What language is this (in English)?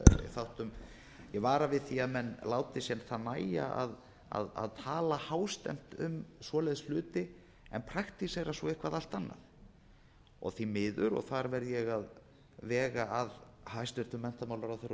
Icelandic